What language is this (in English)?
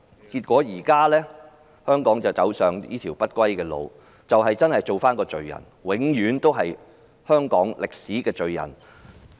Cantonese